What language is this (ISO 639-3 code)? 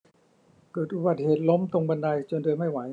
tha